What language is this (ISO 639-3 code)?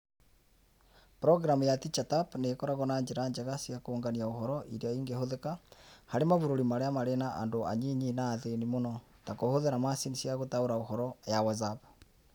kik